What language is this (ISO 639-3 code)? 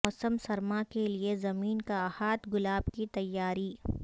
urd